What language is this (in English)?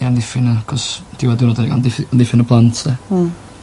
Welsh